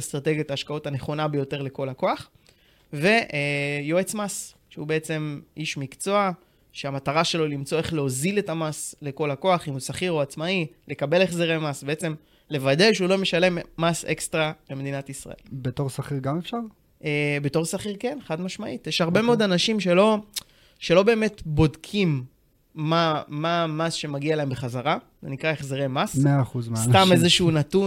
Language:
Hebrew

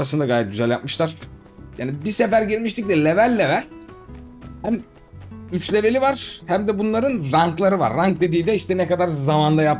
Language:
Turkish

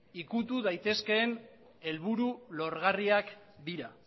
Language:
Basque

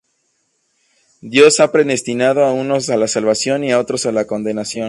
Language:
Spanish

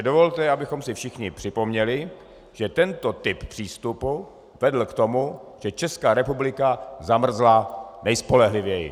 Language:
Czech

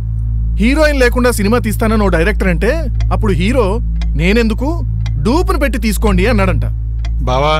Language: Telugu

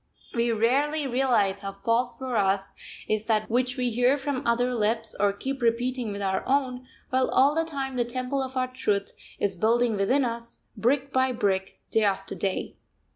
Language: English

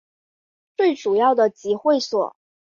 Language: Chinese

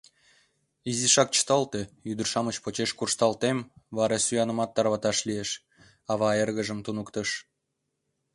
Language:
Mari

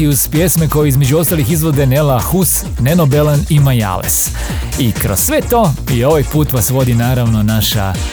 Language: Croatian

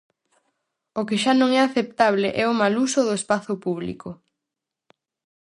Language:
Galician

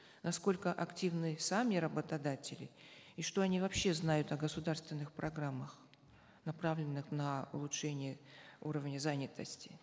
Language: Kazakh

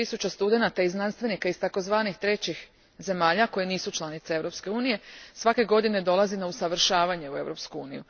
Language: Croatian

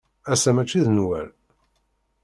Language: Kabyle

